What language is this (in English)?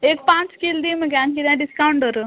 Konkani